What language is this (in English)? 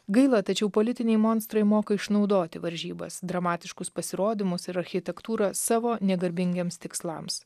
Lithuanian